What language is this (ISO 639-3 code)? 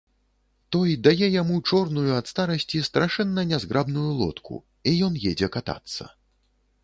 bel